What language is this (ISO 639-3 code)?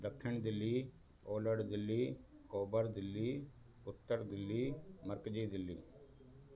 snd